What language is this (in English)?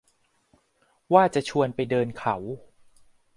Thai